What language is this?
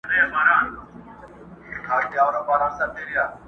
Pashto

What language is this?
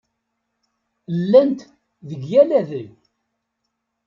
Kabyle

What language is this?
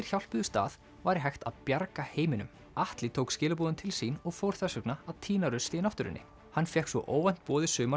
Icelandic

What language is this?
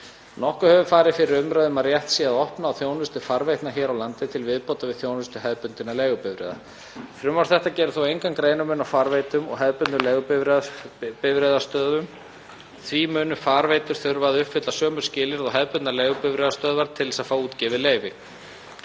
Icelandic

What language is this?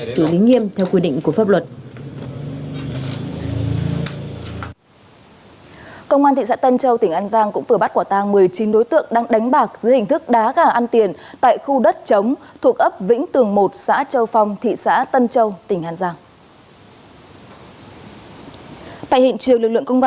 Vietnamese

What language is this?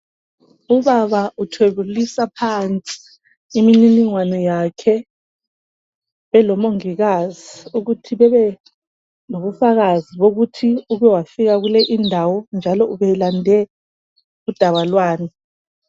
North Ndebele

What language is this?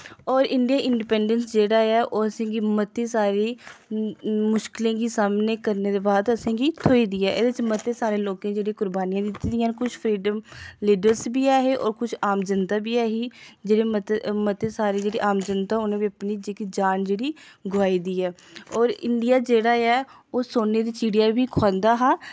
Dogri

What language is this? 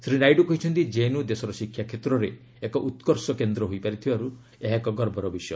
Odia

